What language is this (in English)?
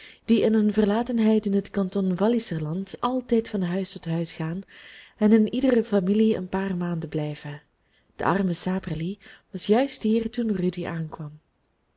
Dutch